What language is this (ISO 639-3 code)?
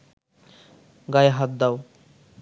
ben